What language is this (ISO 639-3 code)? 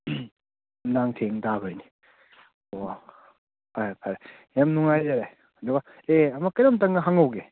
mni